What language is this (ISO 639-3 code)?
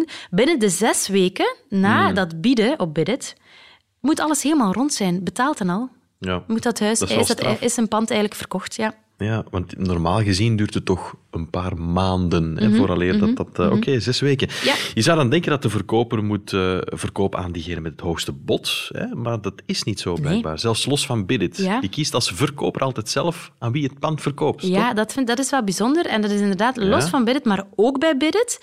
nld